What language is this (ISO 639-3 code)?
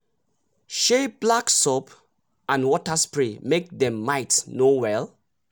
pcm